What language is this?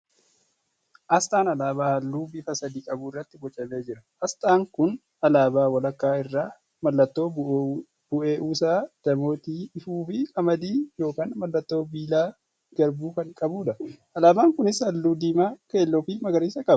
Oromo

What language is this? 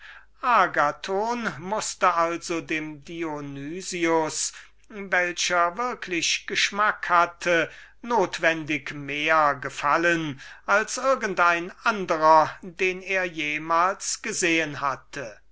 German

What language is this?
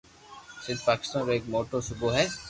Loarki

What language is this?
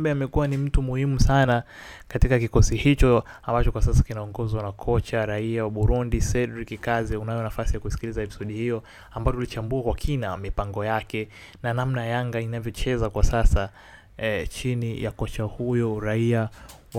Swahili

